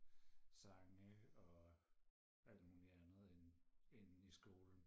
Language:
Danish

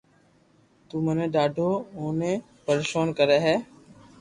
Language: Loarki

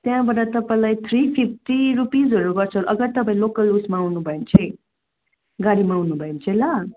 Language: Nepali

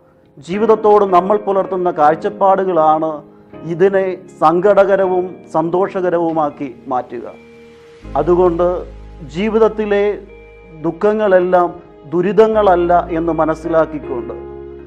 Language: Malayalam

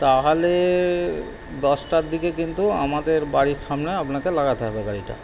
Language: Bangla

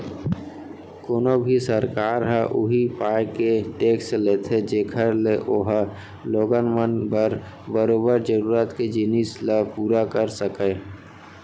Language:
Chhattisgarhi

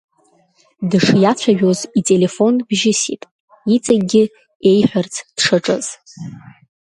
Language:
Abkhazian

